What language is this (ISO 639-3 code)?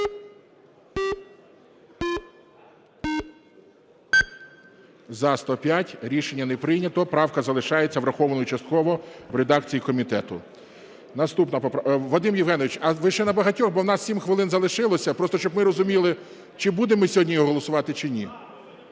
ukr